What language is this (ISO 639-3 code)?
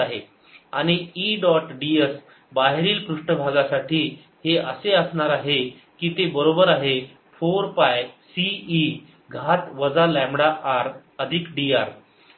mar